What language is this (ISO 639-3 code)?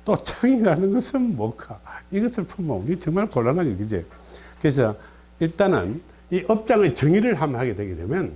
kor